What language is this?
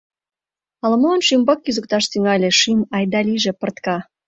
Mari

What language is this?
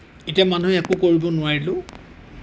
Assamese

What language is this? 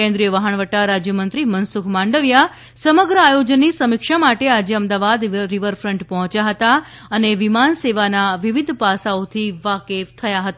Gujarati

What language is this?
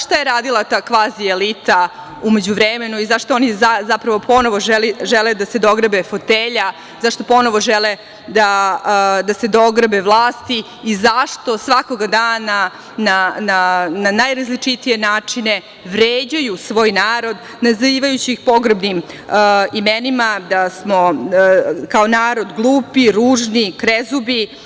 Serbian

